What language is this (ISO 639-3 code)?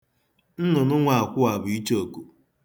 ibo